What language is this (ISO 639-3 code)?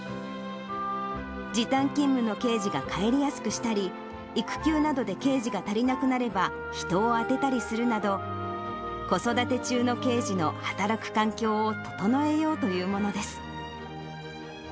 jpn